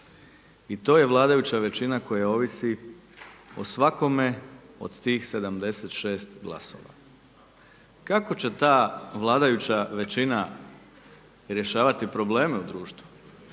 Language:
Croatian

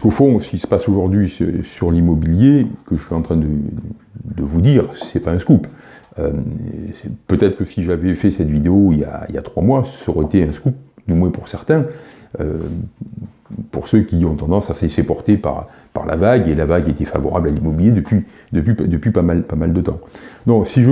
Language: French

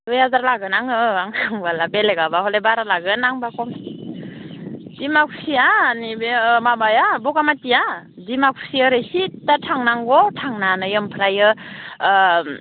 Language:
Bodo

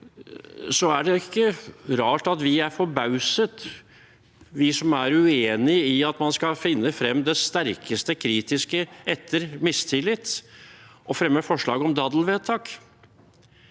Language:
Norwegian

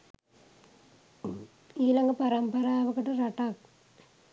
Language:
Sinhala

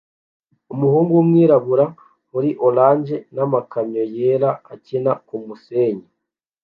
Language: Kinyarwanda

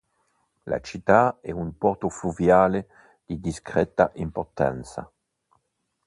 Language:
Italian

